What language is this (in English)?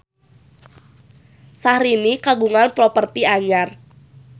Sundanese